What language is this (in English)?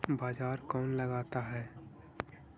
Magahi